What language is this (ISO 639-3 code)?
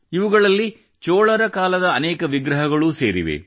kan